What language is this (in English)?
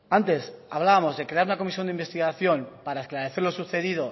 Spanish